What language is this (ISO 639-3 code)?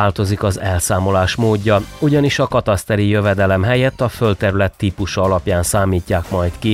hun